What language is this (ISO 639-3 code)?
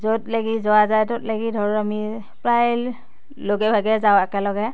asm